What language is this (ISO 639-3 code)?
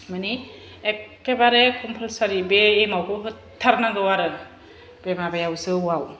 brx